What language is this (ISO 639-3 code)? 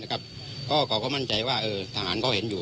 tha